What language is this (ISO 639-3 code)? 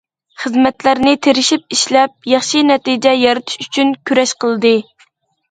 uig